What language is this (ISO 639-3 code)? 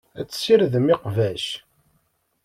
kab